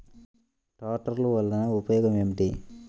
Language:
Telugu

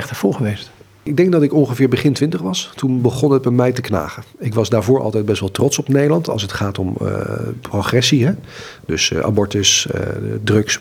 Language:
Dutch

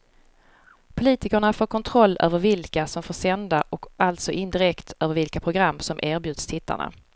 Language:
Swedish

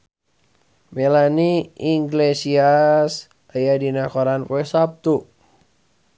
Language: Sundanese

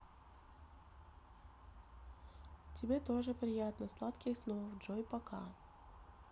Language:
Russian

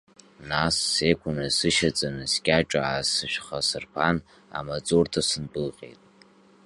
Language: Abkhazian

